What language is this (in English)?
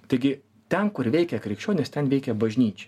Lithuanian